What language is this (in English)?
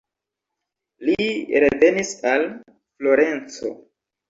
Esperanto